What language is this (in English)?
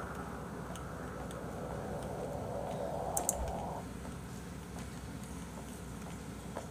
Korean